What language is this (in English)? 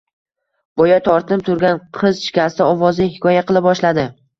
Uzbek